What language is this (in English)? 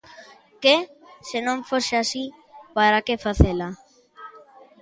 Galician